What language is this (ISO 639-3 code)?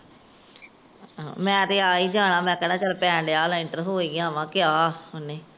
pan